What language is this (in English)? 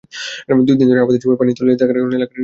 Bangla